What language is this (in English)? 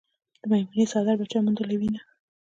Pashto